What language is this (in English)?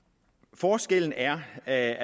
Danish